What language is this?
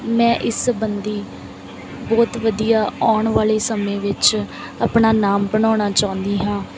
Punjabi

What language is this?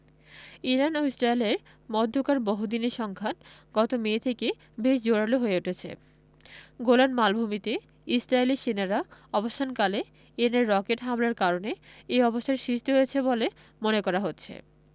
Bangla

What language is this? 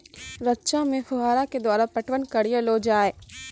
Maithili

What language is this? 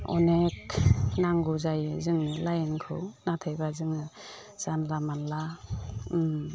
Bodo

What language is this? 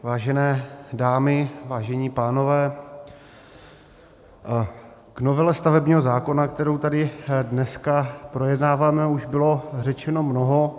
Czech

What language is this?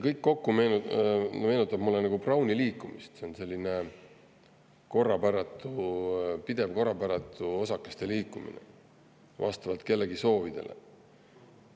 Estonian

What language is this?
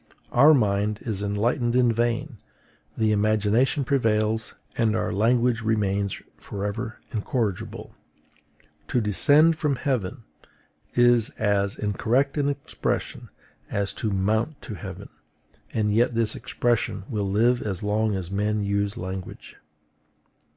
English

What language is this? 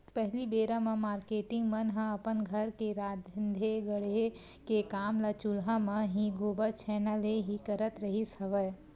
Chhattisgarhi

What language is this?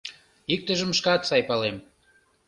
Mari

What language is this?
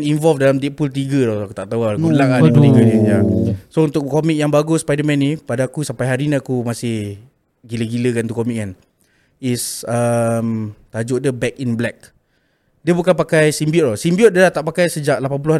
Malay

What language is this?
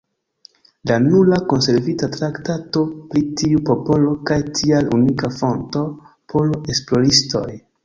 Esperanto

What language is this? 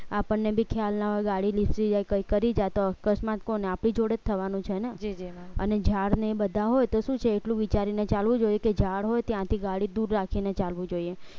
Gujarati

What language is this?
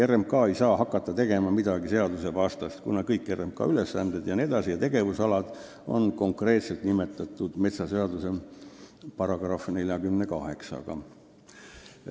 Estonian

